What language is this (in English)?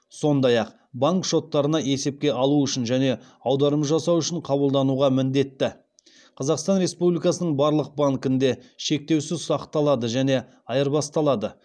Kazakh